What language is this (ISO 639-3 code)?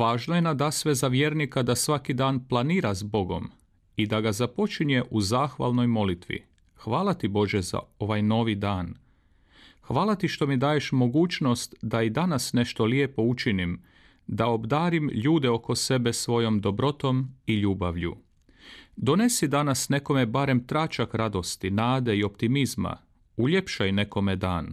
hrv